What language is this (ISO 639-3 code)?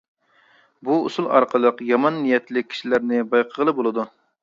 uig